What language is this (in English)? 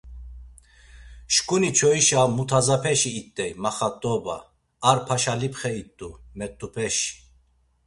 Laz